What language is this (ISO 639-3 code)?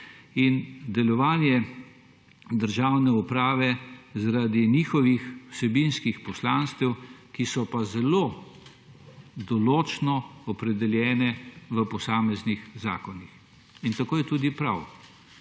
slv